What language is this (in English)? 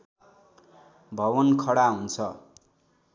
Nepali